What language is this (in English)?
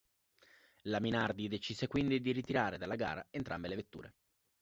Italian